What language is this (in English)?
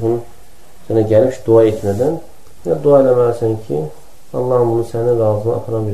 Turkish